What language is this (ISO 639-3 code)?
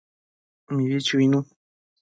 mcf